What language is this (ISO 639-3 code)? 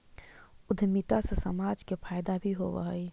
mag